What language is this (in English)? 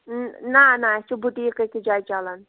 Kashmiri